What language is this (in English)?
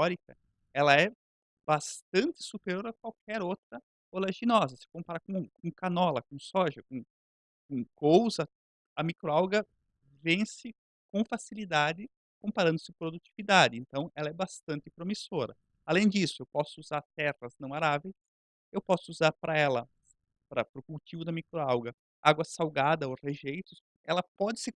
Portuguese